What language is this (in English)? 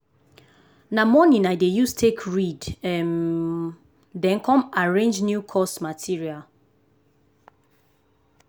Nigerian Pidgin